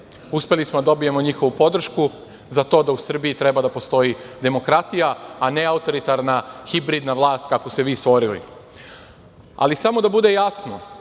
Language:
Serbian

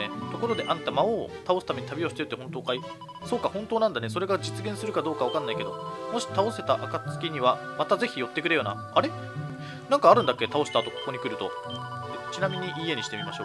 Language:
Japanese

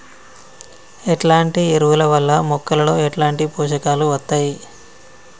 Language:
Telugu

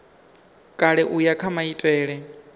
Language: Venda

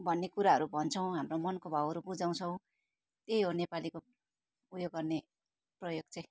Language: Nepali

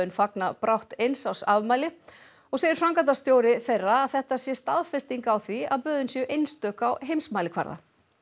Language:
Icelandic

